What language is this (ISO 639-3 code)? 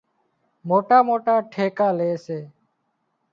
kxp